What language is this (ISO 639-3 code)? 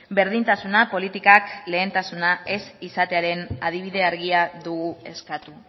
eus